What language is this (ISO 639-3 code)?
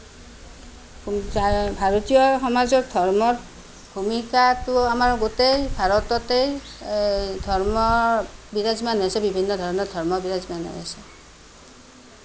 asm